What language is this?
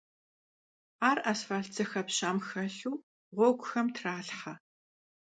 Kabardian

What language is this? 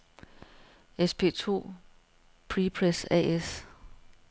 Danish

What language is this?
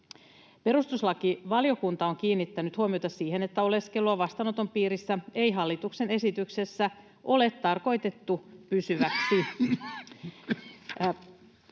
Finnish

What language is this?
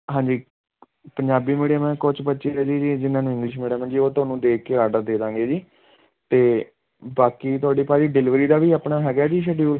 Punjabi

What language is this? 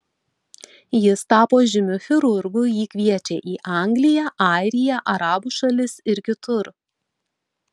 Lithuanian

